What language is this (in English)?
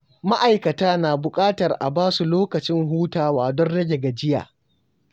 Hausa